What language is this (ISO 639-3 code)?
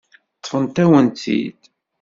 kab